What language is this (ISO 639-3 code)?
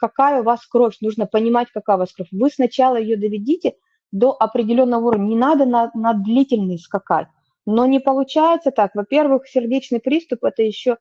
rus